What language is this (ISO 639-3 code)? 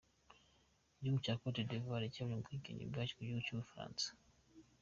kin